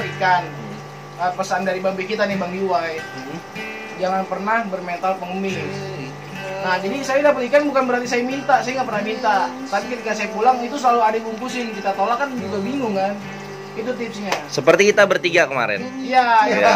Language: Indonesian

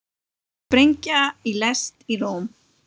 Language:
Icelandic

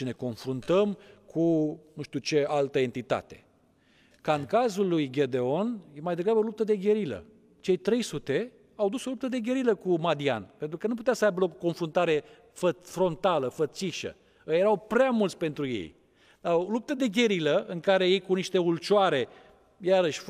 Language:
Romanian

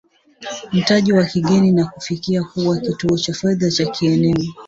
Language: Swahili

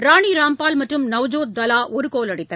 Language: Tamil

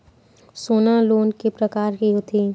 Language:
Chhattisgarhi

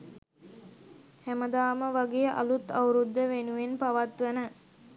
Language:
Sinhala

